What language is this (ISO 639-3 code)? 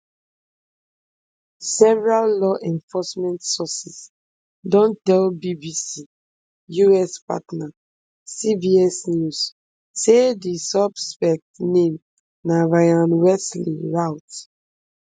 pcm